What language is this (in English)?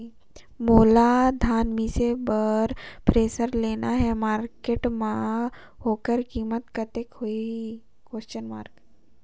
Chhattisgarhi